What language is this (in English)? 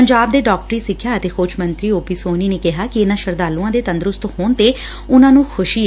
Punjabi